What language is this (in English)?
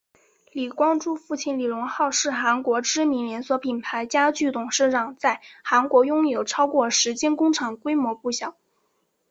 Chinese